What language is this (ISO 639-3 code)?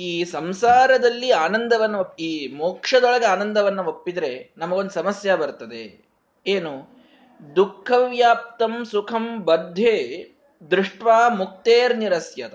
kan